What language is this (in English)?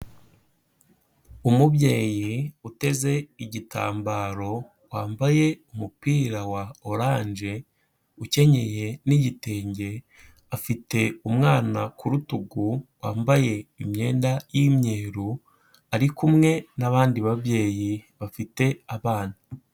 Kinyarwanda